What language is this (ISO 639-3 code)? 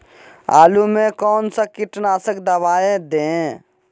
mag